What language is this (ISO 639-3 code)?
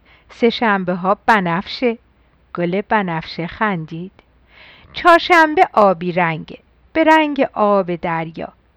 fas